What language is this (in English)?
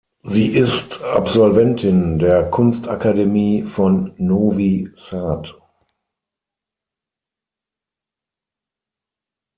German